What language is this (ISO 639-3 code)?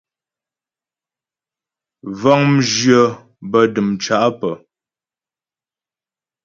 bbj